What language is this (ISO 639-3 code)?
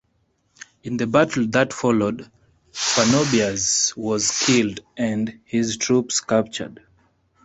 eng